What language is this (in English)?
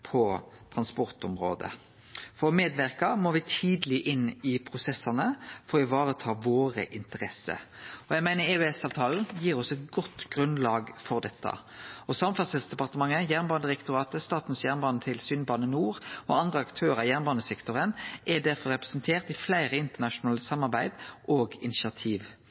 Norwegian Nynorsk